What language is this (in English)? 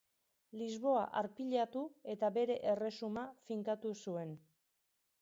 Basque